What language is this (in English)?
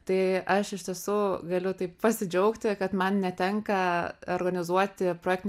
Lithuanian